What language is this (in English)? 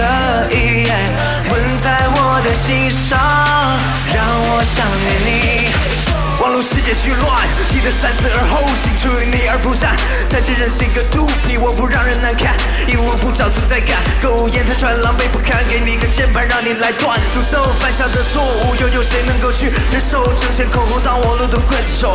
Chinese